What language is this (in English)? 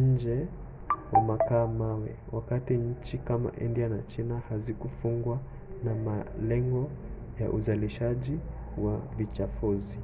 Swahili